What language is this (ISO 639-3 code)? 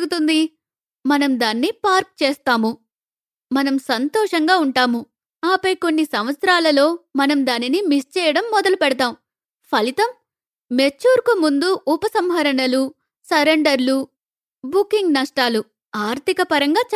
tel